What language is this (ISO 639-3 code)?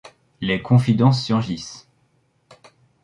fra